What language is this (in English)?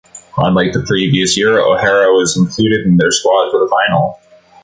English